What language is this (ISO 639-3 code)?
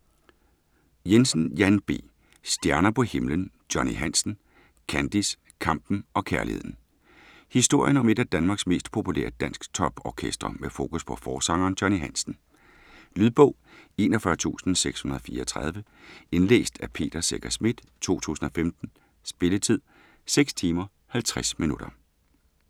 dan